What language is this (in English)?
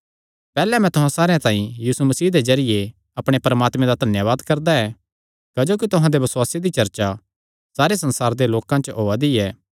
Kangri